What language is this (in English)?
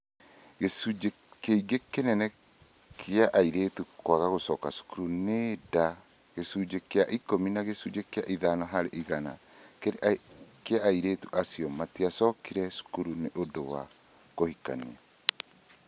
Kikuyu